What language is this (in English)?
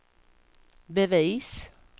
Swedish